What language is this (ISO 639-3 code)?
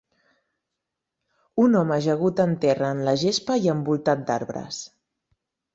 cat